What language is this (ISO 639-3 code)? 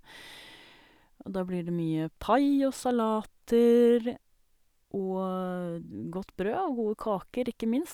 nor